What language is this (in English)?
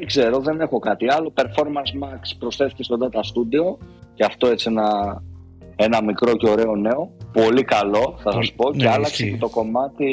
Greek